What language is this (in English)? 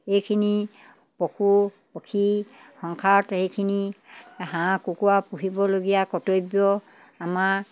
Assamese